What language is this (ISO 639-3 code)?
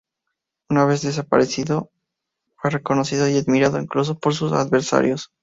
spa